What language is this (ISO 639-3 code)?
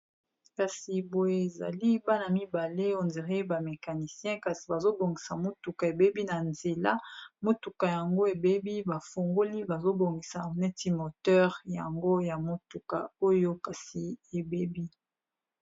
lin